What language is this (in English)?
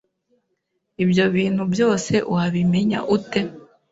Kinyarwanda